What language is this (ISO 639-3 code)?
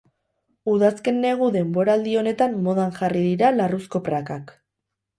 eus